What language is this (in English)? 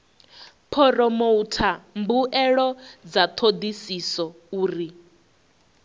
Venda